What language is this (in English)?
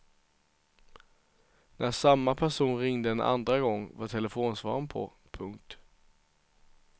Swedish